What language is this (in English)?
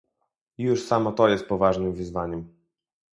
Polish